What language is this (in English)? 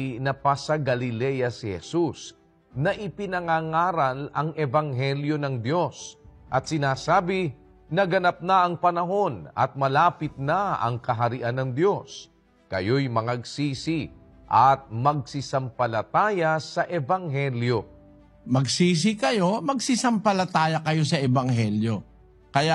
Filipino